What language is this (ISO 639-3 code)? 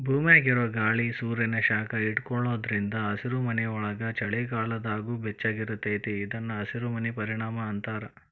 kan